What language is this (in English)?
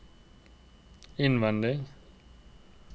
Norwegian